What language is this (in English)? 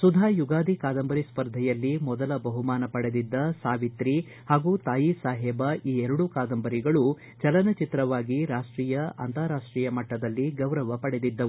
Kannada